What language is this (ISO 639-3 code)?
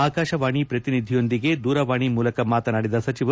kan